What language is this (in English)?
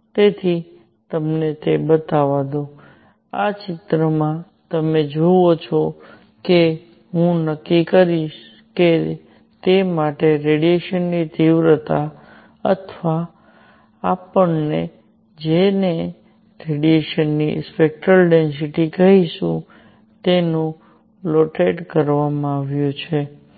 Gujarati